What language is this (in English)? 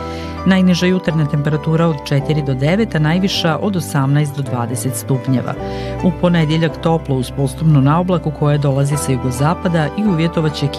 Croatian